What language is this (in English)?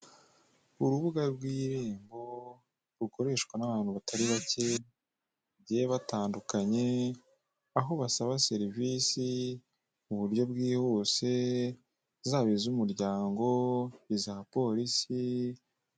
Kinyarwanda